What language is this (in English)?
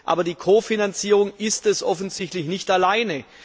German